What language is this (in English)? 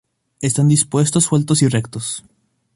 Spanish